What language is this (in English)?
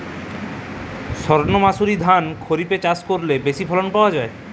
Bangla